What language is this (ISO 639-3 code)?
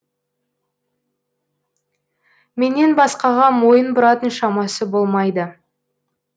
kaz